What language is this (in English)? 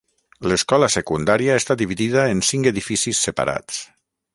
Catalan